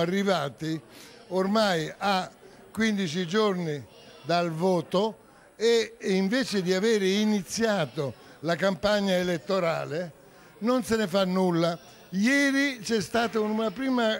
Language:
Italian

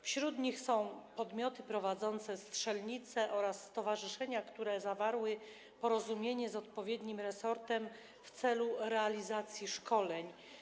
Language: Polish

